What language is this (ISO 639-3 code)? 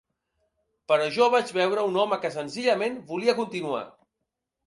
cat